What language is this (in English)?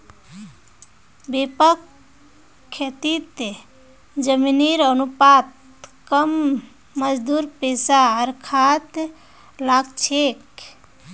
Magahi